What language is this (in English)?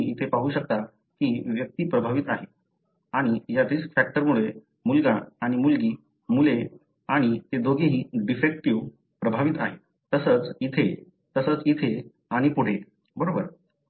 Marathi